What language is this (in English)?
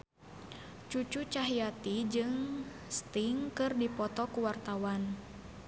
Sundanese